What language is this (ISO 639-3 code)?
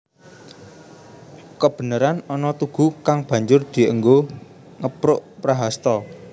jav